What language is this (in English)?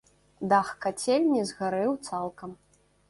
Belarusian